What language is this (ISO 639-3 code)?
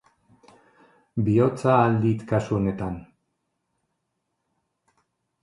eus